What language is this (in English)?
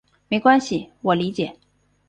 Chinese